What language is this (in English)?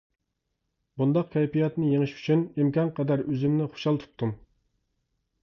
Uyghur